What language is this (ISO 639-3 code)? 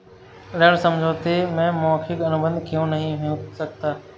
hin